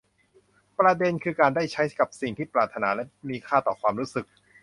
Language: Thai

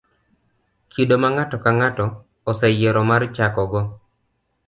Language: Luo (Kenya and Tanzania)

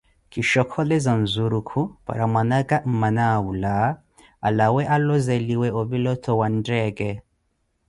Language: Koti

